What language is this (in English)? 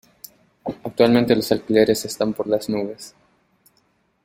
Spanish